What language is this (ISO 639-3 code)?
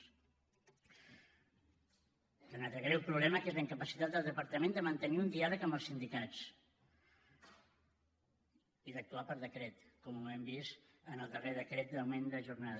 cat